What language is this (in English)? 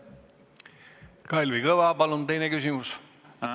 Estonian